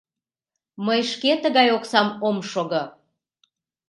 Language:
Mari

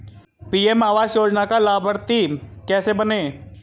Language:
Hindi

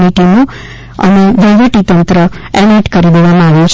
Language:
Gujarati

